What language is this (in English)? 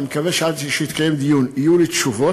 Hebrew